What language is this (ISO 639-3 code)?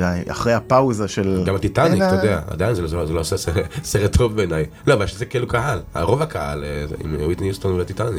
heb